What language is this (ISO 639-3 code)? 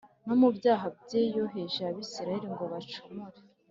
kin